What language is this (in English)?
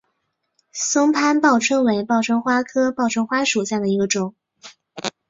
Chinese